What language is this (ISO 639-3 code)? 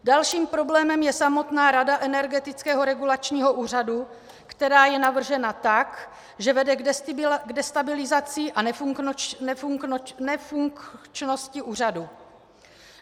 ces